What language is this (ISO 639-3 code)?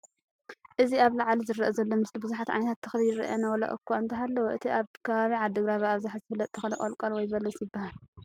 tir